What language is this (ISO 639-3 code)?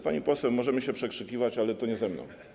pol